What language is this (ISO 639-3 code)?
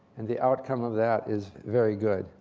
eng